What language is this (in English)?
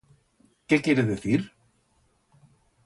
Aragonese